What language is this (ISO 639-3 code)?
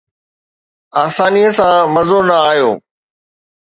snd